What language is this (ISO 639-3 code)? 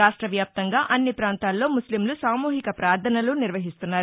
tel